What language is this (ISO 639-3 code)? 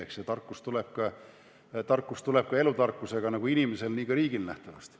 est